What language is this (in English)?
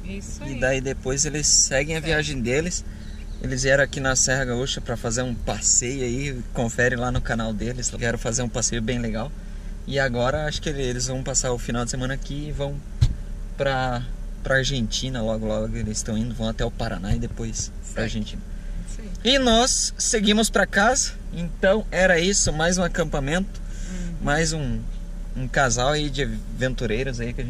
Portuguese